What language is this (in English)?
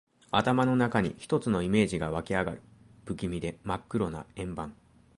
Japanese